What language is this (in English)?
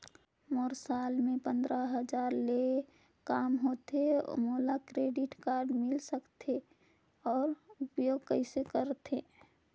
Chhattisgarhi